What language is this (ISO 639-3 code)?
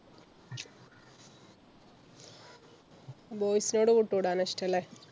mal